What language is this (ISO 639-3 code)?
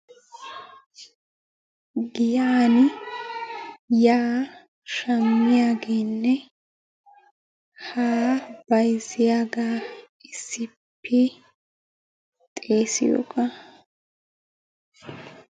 wal